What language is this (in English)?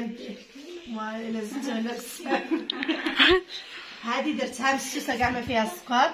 Arabic